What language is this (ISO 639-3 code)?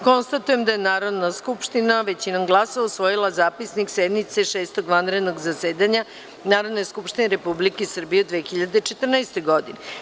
srp